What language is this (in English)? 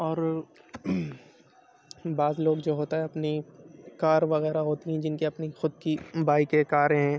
Urdu